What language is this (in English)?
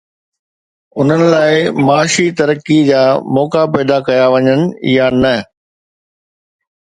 Sindhi